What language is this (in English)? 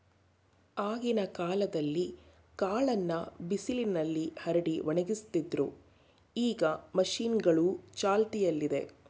Kannada